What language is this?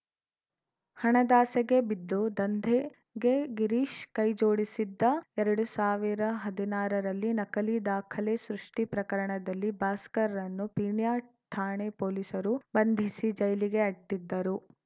Kannada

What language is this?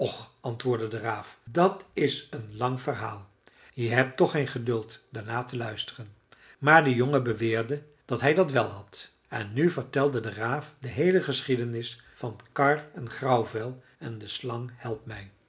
Dutch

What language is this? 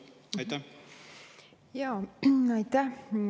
Estonian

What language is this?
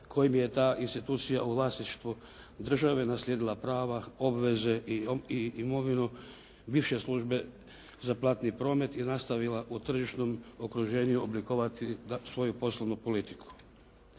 Croatian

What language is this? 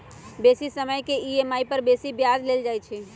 Magahi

